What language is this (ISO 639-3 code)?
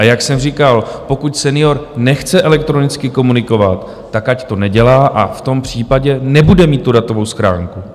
ces